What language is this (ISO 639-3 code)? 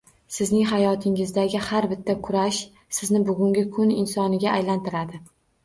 uzb